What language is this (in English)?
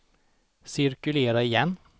Swedish